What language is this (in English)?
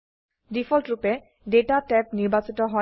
Assamese